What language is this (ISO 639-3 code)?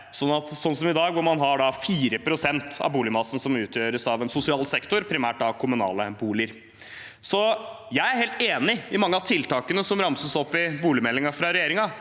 nor